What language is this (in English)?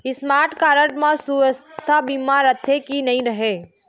Chhattisgarhi